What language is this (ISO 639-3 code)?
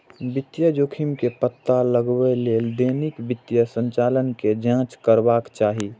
mai